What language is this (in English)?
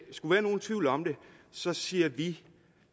Danish